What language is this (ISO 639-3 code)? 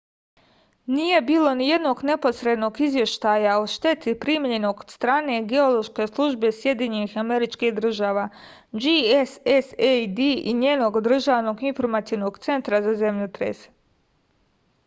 srp